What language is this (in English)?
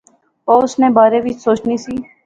Pahari-Potwari